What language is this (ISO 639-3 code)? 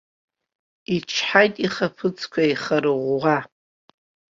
abk